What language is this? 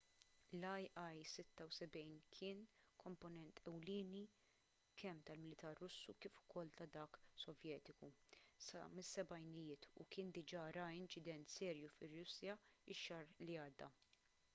Maltese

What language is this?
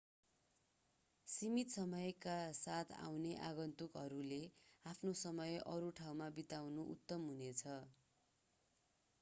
Nepali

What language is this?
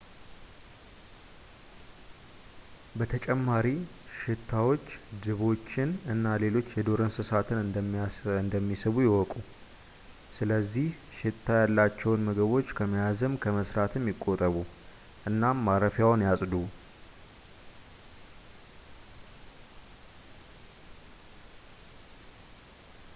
Amharic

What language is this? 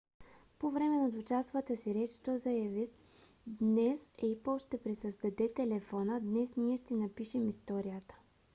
Bulgarian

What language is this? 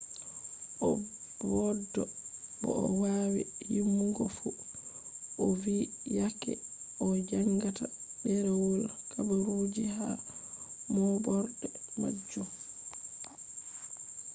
Fula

